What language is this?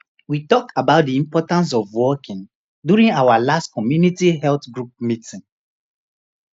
Nigerian Pidgin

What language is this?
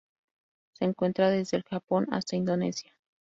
Spanish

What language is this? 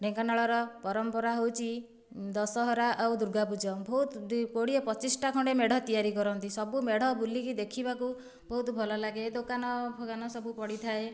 Odia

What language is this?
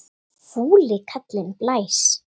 Icelandic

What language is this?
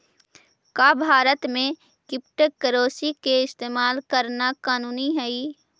Magahi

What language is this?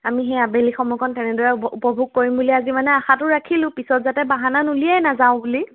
Assamese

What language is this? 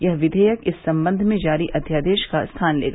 Hindi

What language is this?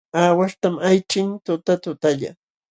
Jauja Wanca Quechua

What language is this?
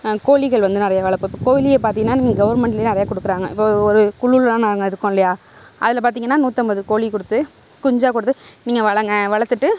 Tamil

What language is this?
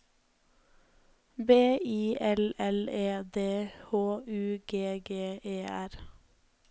Norwegian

